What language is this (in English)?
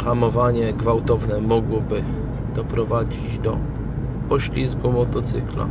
Polish